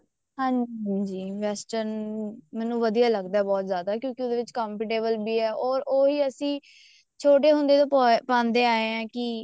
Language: Punjabi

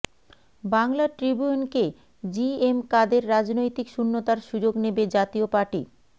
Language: Bangla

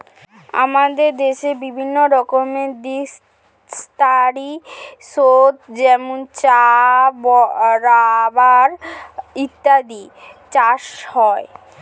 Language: Bangla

